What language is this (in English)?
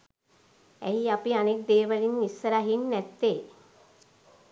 Sinhala